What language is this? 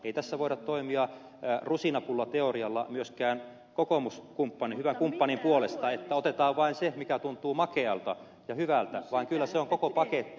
Finnish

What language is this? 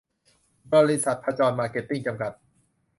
Thai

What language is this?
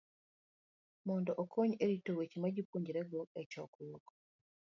Luo (Kenya and Tanzania)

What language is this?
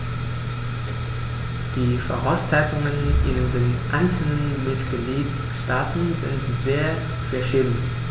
German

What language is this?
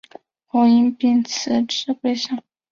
Chinese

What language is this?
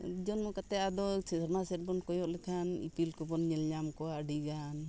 Santali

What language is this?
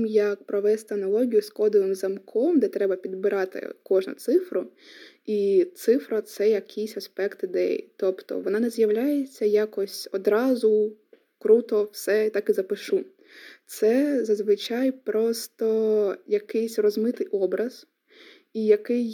Ukrainian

